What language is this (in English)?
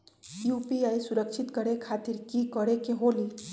Magahi